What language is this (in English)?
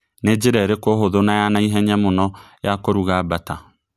Kikuyu